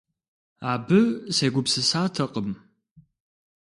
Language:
Kabardian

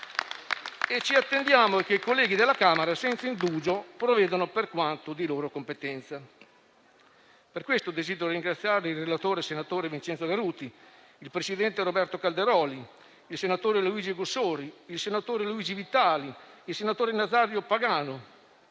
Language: Italian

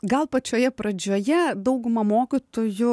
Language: Lithuanian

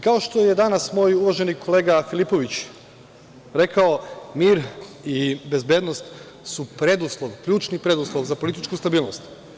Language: Serbian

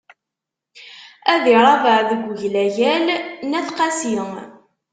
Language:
Kabyle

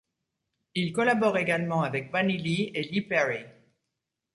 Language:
French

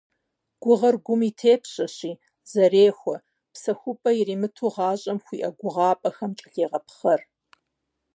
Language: Kabardian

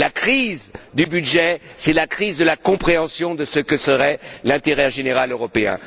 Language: French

